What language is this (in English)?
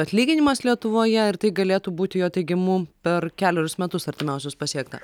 Lithuanian